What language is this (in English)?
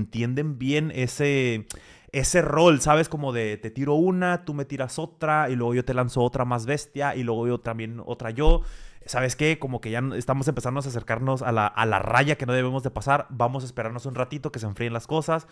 Spanish